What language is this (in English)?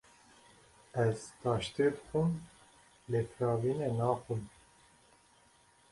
Kurdish